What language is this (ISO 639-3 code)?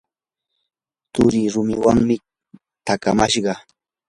qur